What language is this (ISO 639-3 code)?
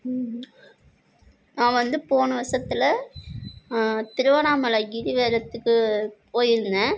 tam